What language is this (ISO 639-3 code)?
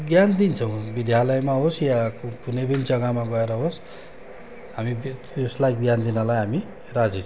nep